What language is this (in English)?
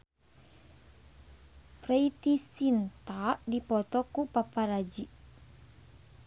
Sundanese